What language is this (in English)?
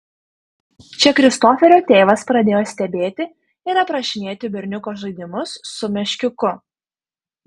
Lithuanian